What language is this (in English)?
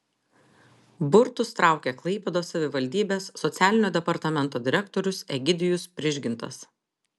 Lithuanian